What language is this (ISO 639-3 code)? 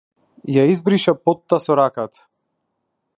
mkd